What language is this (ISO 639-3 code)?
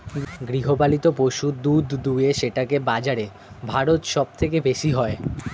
ben